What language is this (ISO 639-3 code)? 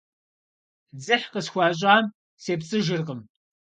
kbd